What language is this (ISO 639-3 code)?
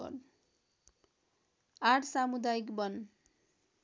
nep